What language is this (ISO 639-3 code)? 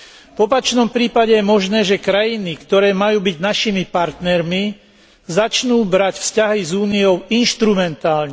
slk